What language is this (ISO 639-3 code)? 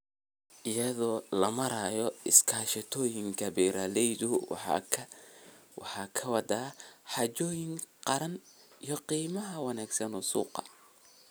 som